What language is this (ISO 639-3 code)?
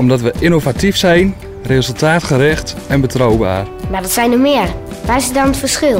nld